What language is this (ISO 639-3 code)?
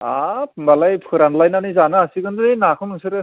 brx